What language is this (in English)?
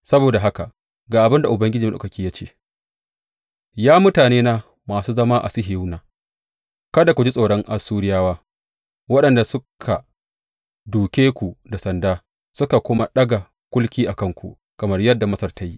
Hausa